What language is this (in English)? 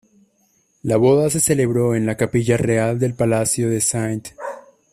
Spanish